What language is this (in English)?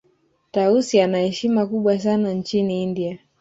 Swahili